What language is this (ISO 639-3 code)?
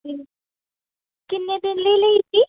pan